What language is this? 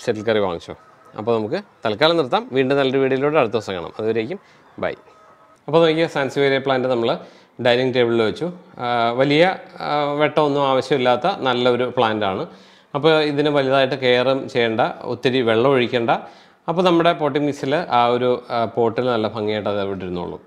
Malayalam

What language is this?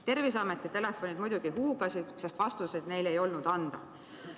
Estonian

